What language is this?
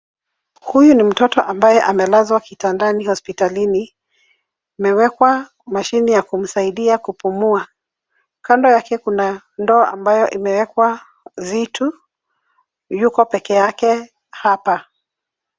Swahili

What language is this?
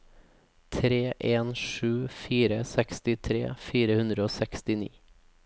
Norwegian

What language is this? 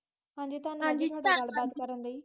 Punjabi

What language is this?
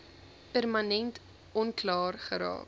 Afrikaans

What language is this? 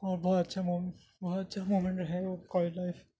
Urdu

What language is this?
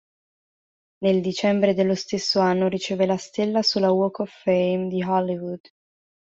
Italian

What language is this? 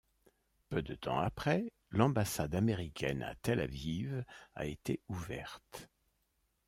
French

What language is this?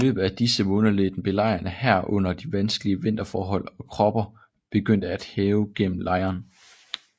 Danish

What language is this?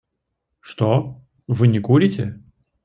Russian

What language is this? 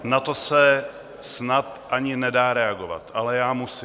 Czech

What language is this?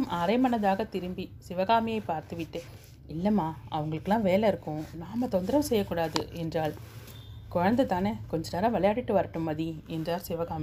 Tamil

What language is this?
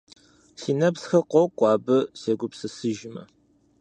Kabardian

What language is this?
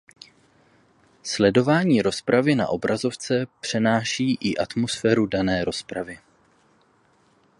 Czech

